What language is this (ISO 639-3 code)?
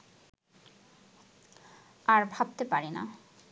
ben